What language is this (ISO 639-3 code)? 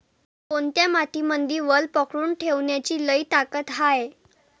mar